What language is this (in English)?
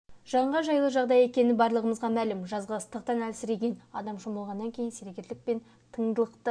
Kazakh